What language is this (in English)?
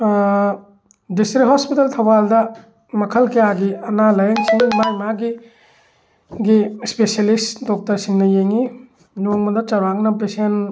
Manipuri